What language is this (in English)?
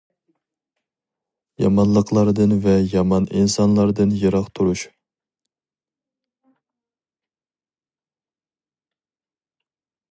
Uyghur